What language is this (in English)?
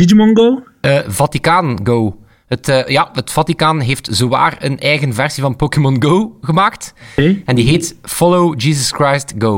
Dutch